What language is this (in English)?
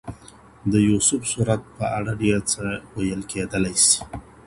Pashto